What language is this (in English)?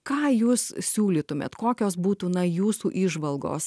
Lithuanian